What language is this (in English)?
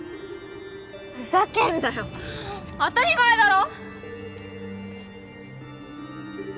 Japanese